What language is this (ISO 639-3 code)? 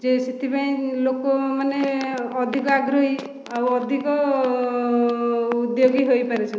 ori